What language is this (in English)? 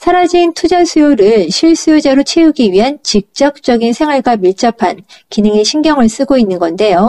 Korean